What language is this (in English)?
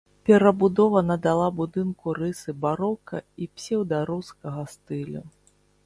Belarusian